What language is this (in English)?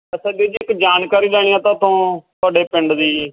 Punjabi